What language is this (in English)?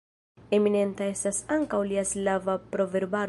Esperanto